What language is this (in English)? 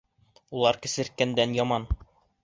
Bashkir